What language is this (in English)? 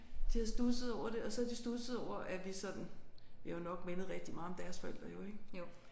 Danish